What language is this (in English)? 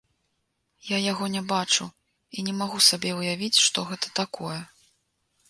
Belarusian